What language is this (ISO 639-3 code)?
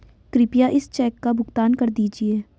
hin